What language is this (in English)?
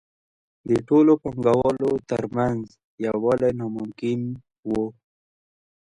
Pashto